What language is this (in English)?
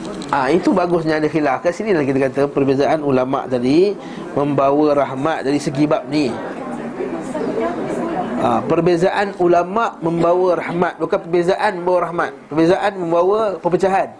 Malay